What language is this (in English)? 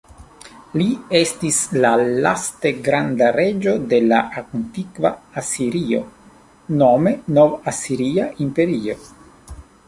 Esperanto